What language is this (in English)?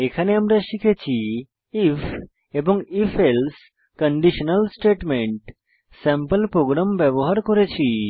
Bangla